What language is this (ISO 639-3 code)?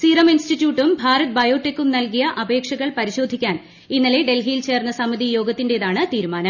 mal